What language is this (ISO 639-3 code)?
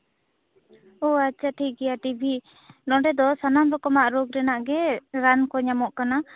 sat